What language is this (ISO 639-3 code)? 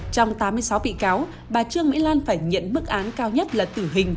vie